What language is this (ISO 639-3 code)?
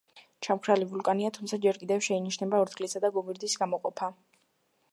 kat